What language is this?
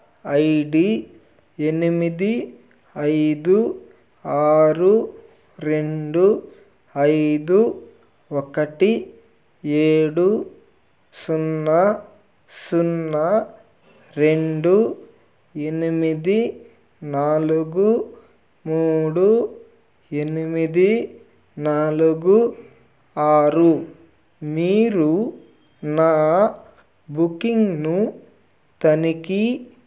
Telugu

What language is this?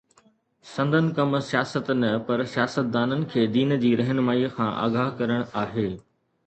Sindhi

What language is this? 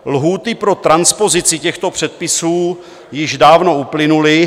Czech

